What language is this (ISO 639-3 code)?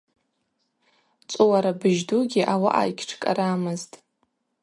abq